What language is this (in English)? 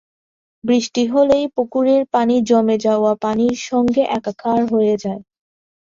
Bangla